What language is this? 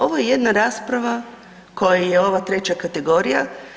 Croatian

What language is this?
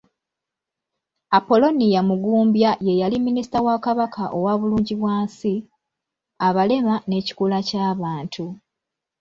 Ganda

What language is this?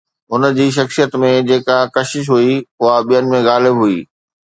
Sindhi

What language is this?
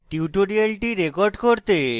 Bangla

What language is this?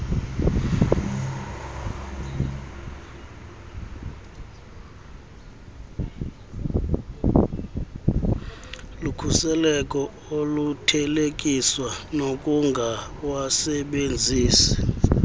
Xhosa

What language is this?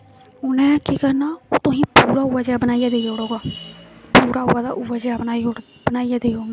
Dogri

